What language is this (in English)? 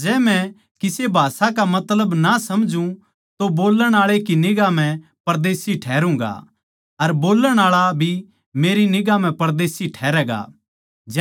Haryanvi